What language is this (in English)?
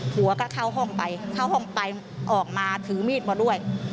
Thai